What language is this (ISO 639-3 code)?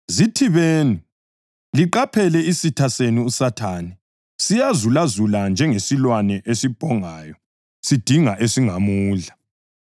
nde